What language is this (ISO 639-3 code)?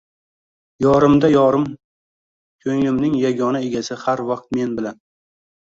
uzb